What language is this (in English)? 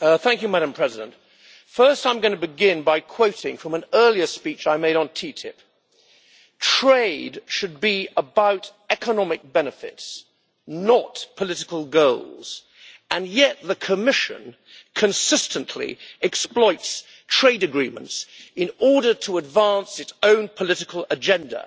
English